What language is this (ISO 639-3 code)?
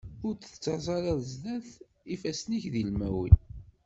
kab